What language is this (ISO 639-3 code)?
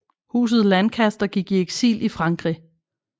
dan